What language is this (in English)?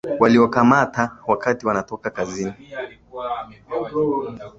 Swahili